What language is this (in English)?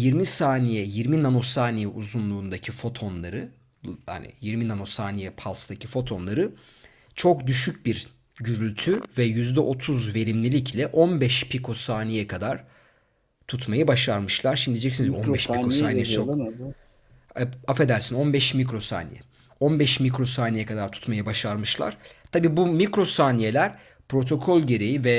Turkish